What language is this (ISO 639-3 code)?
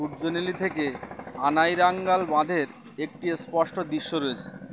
ben